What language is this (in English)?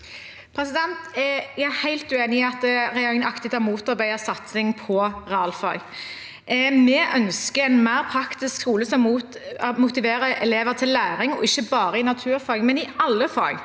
Norwegian